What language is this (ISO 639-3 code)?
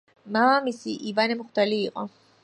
kat